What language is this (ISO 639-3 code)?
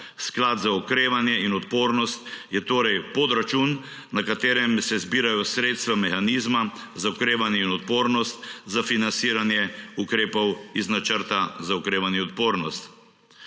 slv